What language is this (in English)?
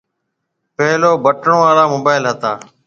Marwari (Pakistan)